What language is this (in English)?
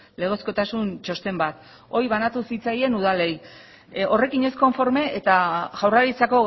Basque